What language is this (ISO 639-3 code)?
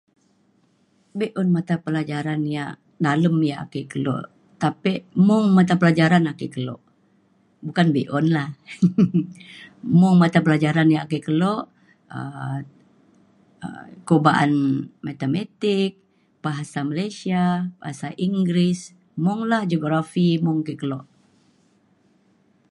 xkl